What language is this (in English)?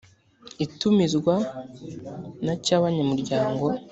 Kinyarwanda